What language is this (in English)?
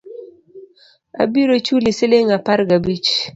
Luo (Kenya and Tanzania)